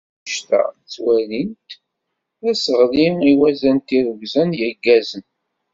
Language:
Kabyle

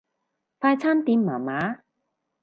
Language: Cantonese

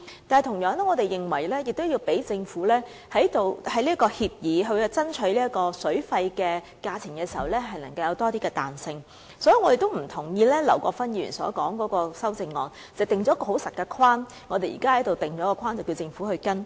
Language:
Cantonese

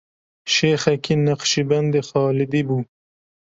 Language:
Kurdish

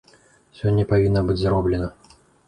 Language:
Belarusian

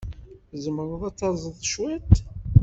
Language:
Kabyle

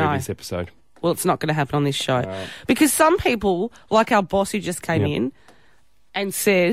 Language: English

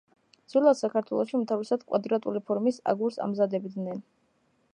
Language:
Georgian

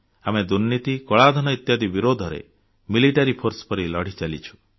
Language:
Odia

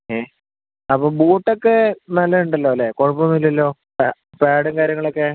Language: Malayalam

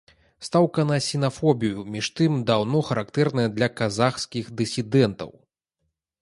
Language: Belarusian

